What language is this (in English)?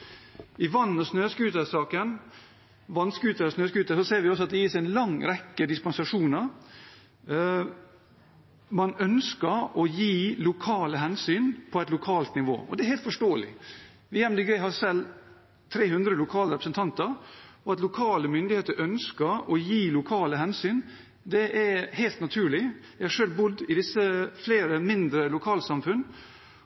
Norwegian Bokmål